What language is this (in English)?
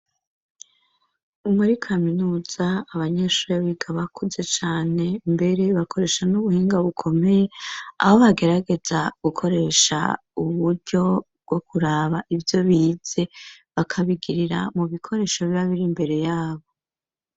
Rundi